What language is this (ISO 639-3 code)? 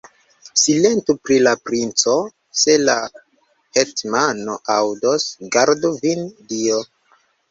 epo